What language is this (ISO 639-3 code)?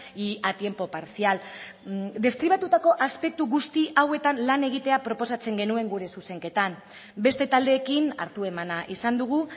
eus